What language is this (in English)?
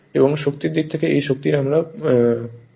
Bangla